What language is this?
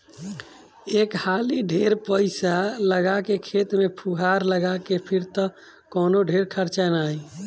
Bhojpuri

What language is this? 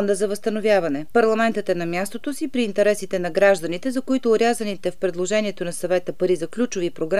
Bulgarian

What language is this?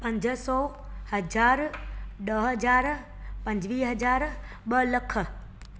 Sindhi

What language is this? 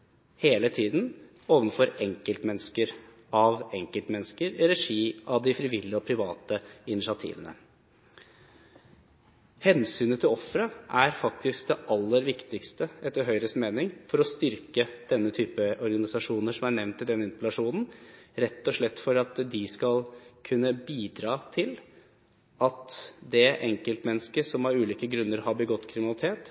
Norwegian Bokmål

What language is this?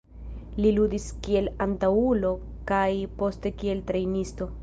Esperanto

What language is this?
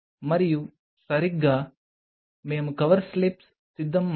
Telugu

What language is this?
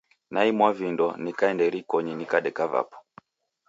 Taita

